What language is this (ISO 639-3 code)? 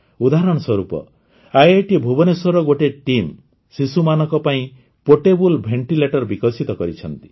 ori